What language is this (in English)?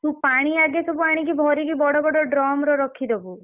Odia